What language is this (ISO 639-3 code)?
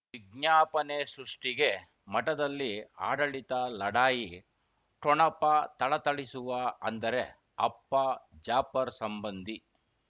kan